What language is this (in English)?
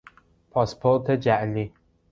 Persian